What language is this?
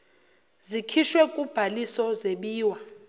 Zulu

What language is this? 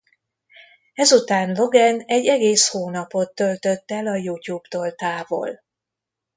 Hungarian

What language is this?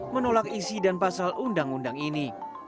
Indonesian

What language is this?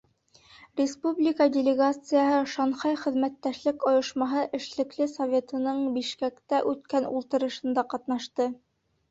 Bashkir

